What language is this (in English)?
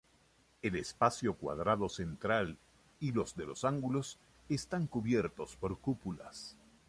Spanish